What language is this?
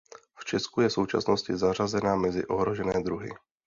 Czech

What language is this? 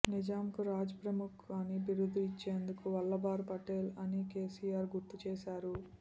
Telugu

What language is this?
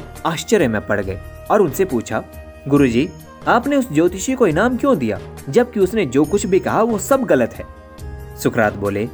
Hindi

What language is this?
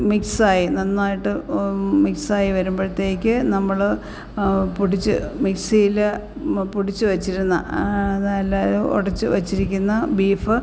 Malayalam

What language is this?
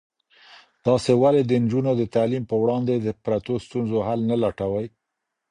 Pashto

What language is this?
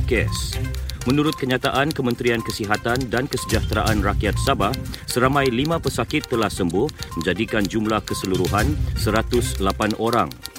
Malay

